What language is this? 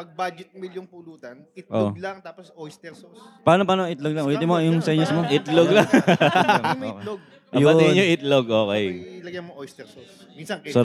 Filipino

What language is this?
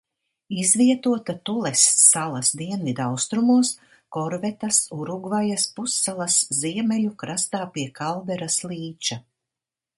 Latvian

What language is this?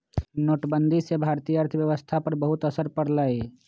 Magahi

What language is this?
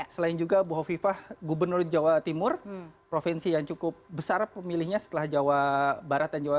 Indonesian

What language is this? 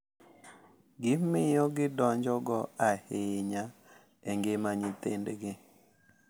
Luo (Kenya and Tanzania)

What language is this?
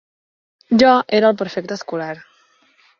Catalan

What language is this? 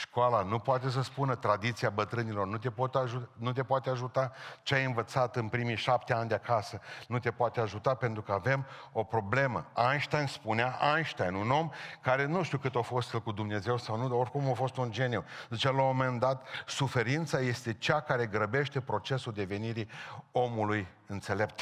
Romanian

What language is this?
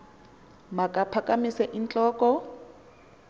Xhosa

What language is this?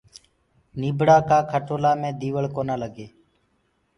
Gurgula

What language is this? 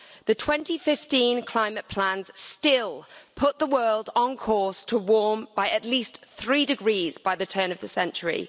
English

